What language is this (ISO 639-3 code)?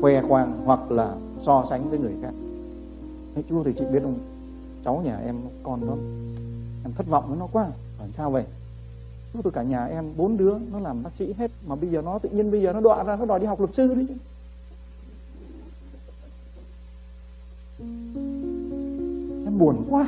vie